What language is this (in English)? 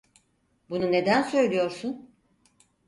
Turkish